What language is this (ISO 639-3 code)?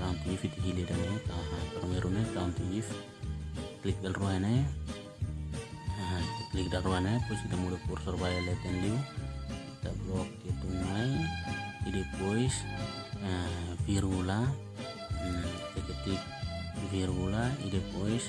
ind